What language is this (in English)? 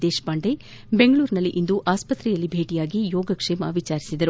Kannada